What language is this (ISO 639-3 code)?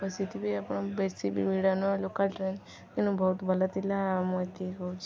ori